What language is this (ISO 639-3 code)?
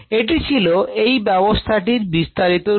ben